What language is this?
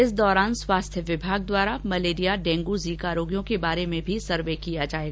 Hindi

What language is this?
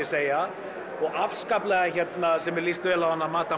Icelandic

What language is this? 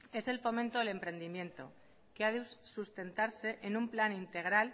Spanish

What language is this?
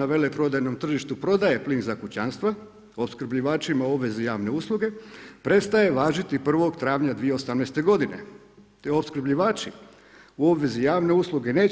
Croatian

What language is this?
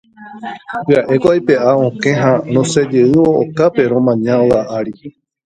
Guarani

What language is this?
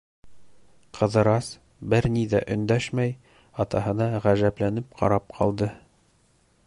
Bashkir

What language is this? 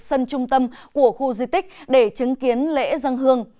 Vietnamese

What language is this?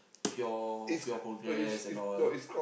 English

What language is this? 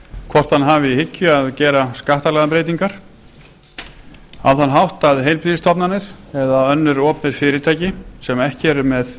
Icelandic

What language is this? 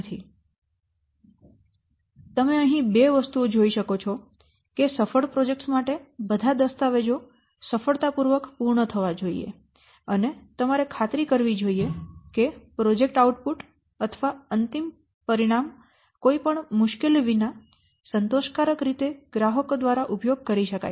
Gujarati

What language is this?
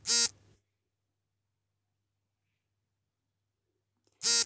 Kannada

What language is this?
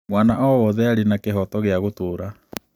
Kikuyu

